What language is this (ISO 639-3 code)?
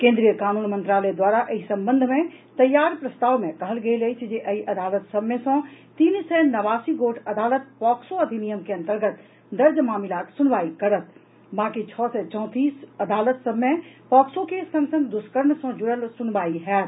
mai